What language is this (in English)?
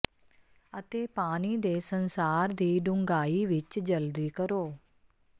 Punjabi